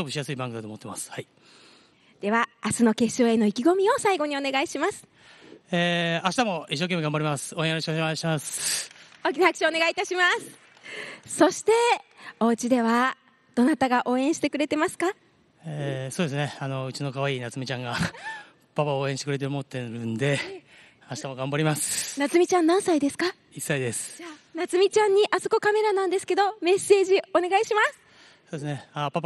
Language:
Japanese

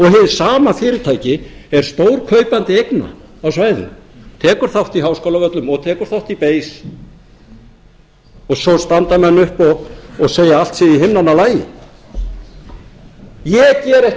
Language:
Icelandic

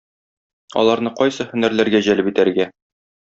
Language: Tatar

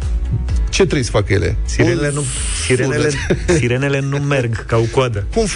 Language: Romanian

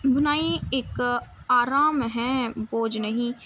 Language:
Urdu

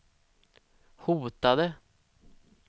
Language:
Swedish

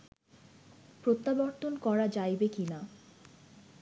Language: Bangla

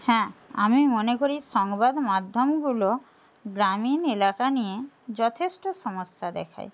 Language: Bangla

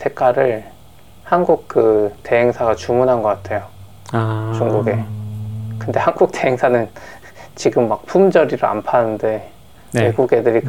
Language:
Korean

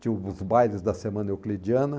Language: Portuguese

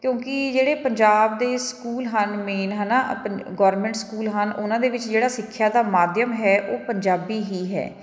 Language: Punjabi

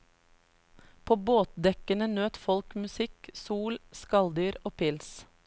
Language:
Norwegian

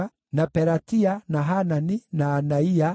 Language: Kikuyu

